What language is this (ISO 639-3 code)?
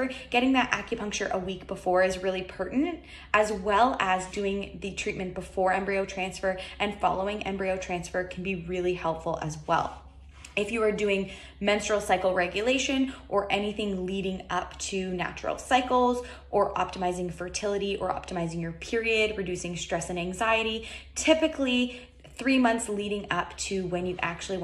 eng